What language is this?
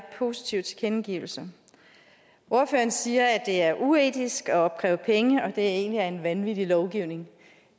Danish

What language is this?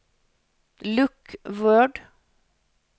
Norwegian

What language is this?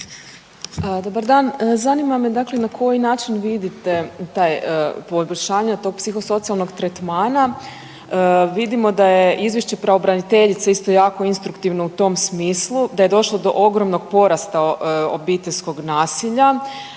Croatian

